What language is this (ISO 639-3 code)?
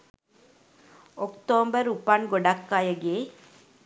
sin